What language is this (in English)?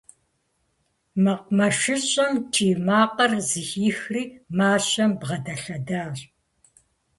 Kabardian